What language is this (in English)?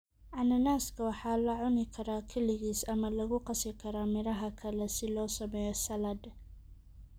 Somali